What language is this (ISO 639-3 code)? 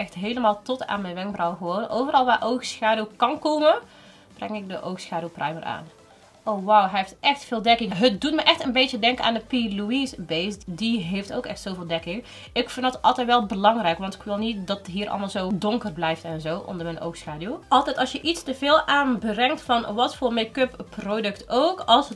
nld